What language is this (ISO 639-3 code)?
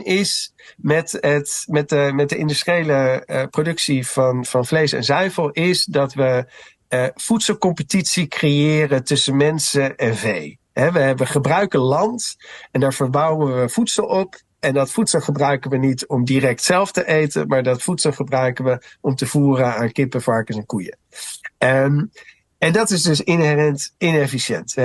nld